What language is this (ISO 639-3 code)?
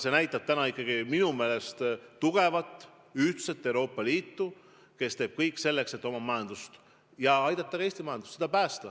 est